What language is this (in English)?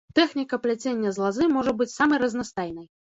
Belarusian